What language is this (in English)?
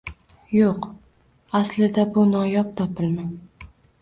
Uzbek